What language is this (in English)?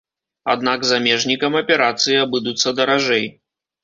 Belarusian